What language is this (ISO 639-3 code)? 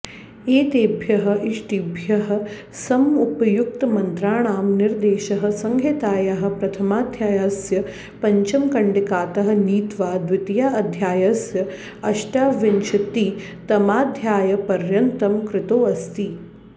san